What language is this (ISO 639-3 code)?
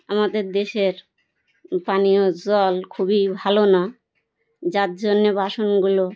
ben